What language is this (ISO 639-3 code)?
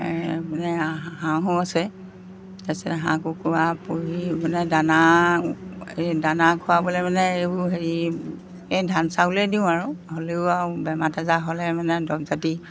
asm